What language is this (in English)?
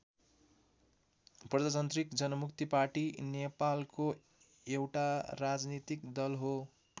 Nepali